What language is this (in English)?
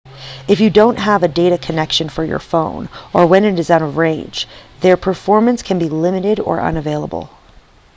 English